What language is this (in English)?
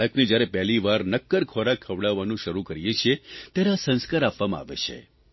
Gujarati